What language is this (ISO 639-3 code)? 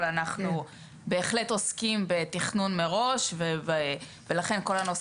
heb